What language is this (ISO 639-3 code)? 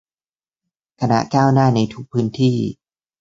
tha